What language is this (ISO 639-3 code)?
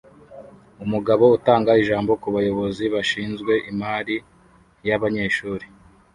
kin